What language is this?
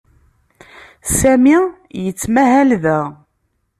Kabyle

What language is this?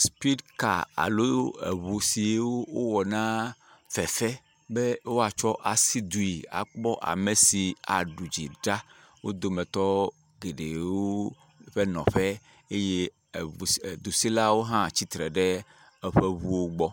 Ewe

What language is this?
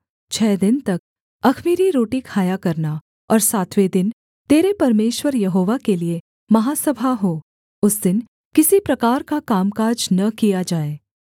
Hindi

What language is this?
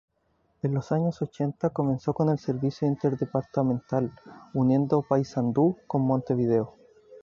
Spanish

